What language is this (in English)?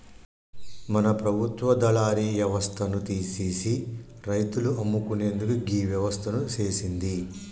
Telugu